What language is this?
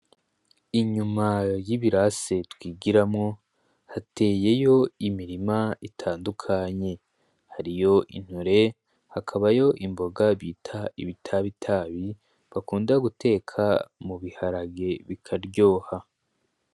Rundi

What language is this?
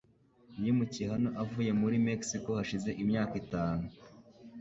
Kinyarwanda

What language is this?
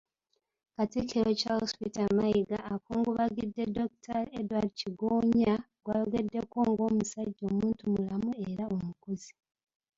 Ganda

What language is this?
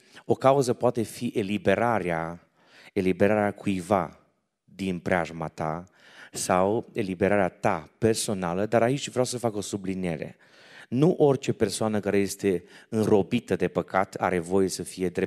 Romanian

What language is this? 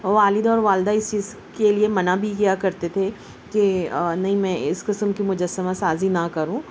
Urdu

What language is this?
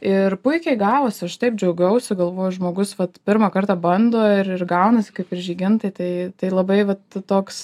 Lithuanian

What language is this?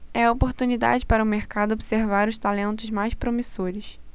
Portuguese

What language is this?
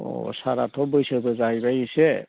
Bodo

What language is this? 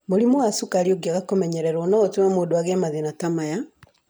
Kikuyu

